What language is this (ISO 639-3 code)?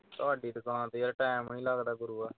pan